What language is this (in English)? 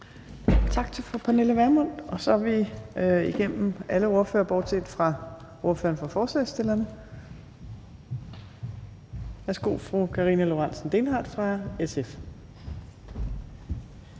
Danish